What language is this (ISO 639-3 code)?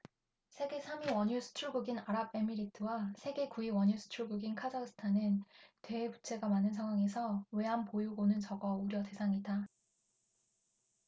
kor